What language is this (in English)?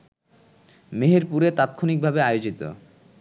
Bangla